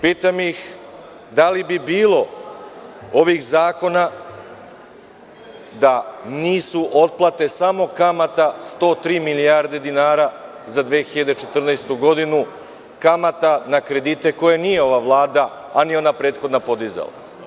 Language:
Serbian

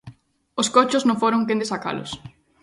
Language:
Galician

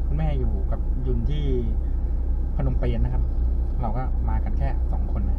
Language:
Thai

